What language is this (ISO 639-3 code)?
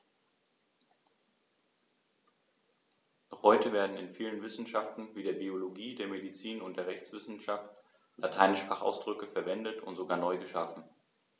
deu